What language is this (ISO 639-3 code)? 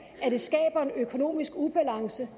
dan